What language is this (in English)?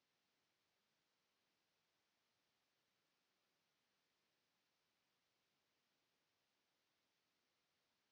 Finnish